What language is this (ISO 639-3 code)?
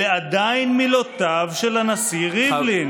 heb